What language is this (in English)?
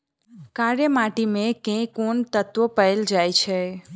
Maithili